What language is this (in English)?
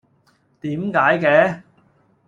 Cantonese